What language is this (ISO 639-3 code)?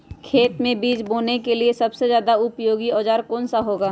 mag